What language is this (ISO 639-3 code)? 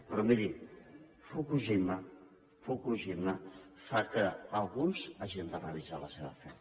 cat